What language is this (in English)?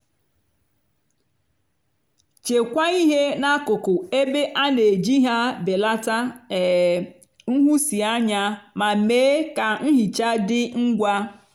Igbo